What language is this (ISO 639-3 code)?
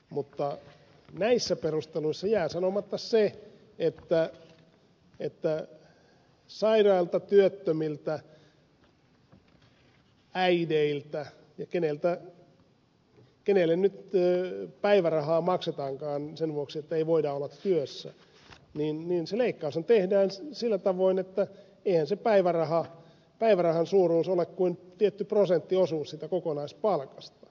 fin